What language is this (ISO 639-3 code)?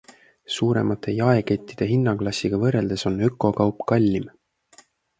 est